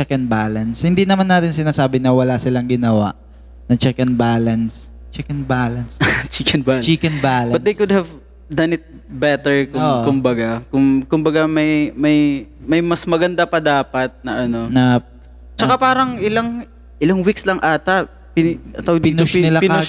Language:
Filipino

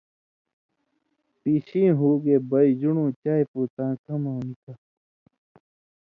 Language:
Indus Kohistani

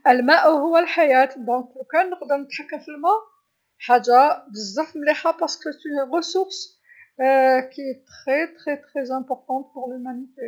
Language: Algerian Arabic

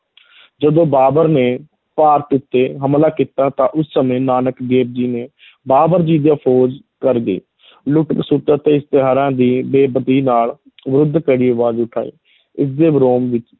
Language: Punjabi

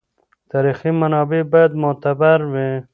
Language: Pashto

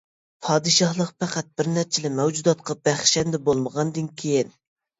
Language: Uyghur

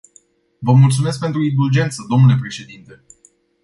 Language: Romanian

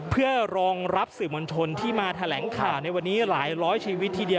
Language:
Thai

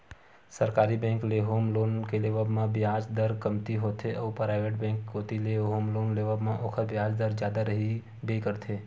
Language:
Chhattisgarhi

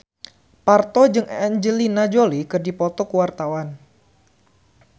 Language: Sundanese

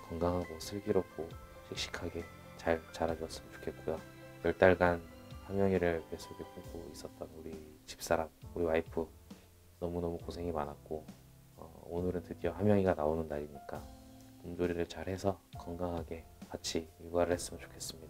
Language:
Korean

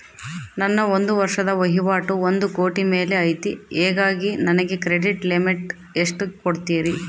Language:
Kannada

